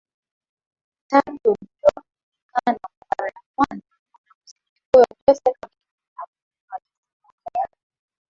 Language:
Swahili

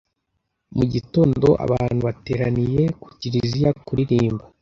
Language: Kinyarwanda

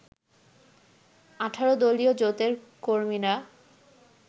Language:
Bangla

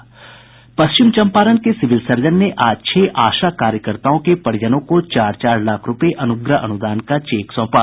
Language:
Hindi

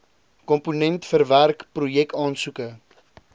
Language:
Afrikaans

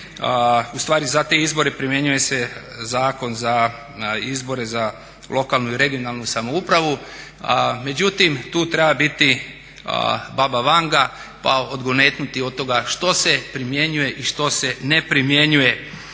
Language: Croatian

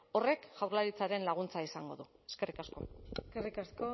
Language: Basque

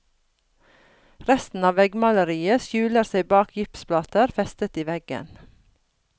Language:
Norwegian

